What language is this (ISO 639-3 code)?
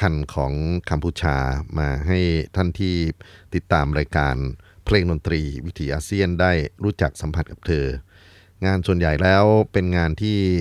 tha